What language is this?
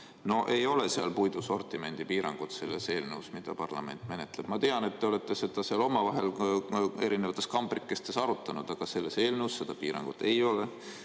Estonian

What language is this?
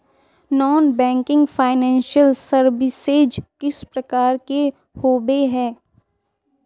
Magahi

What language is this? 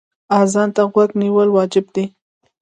Pashto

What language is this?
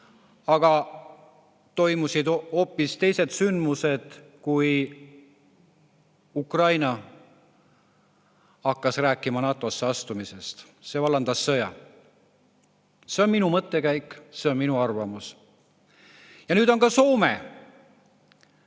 Estonian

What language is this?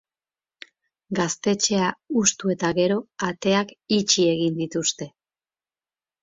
Basque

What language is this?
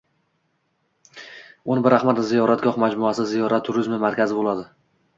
Uzbek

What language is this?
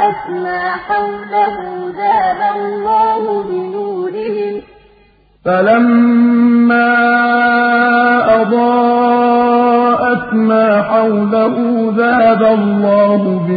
Arabic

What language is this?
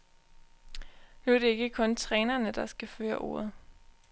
Danish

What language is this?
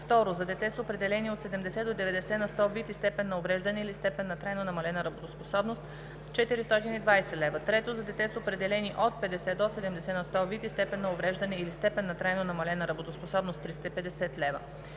Bulgarian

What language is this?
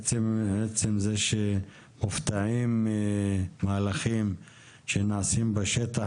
Hebrew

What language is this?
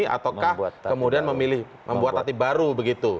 Indonesian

